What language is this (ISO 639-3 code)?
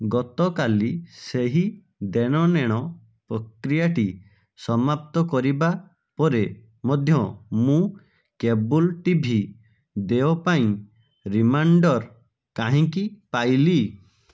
ori